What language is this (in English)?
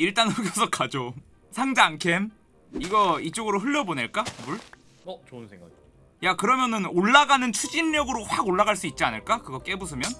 Korean